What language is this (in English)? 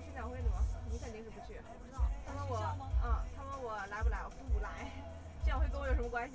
Chinese